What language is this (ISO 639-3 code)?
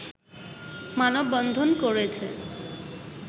ben